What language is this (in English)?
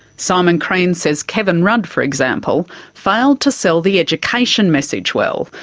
English